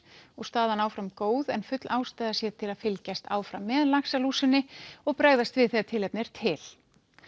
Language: Icelandic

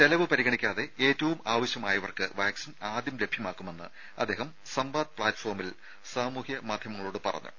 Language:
Malayalam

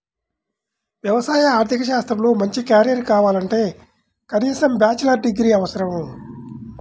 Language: Telugu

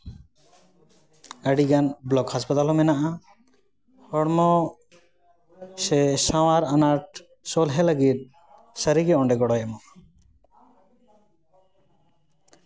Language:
Santali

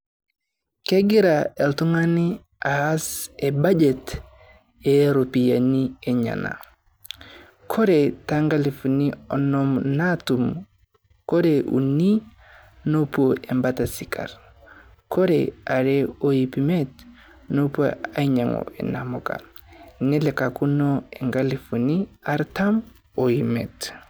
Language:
Masai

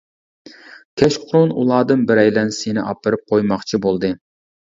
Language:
Uyghur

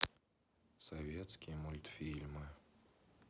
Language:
Russian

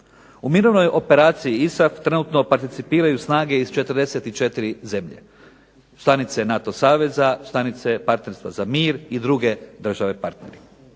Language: Croatian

